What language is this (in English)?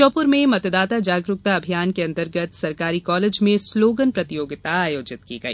Hindi